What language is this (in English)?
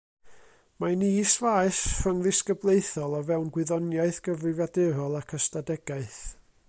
Welsh